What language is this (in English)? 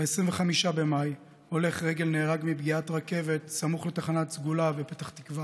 Hebrew